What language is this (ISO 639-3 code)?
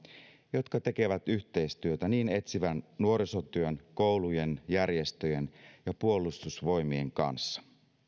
fin